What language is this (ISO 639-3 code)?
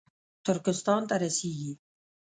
pus